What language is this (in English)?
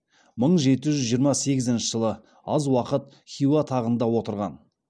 Kazakh